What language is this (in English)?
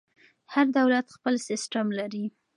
Pashto